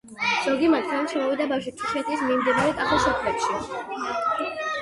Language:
Georgian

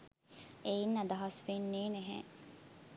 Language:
Sinhala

